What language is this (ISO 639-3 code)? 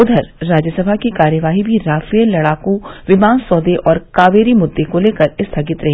hin